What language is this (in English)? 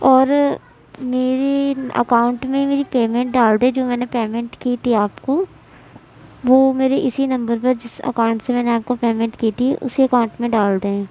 Urdu